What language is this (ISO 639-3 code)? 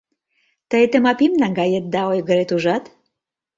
chm